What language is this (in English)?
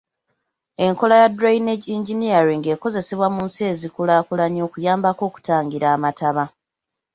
Ganda